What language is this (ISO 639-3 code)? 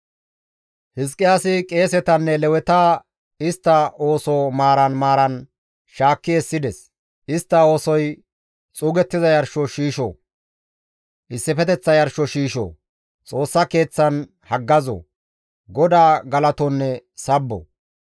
gmv